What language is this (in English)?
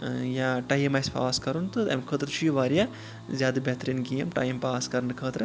Kashmiri